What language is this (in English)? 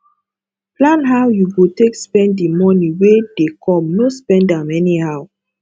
Nigerian Pidgin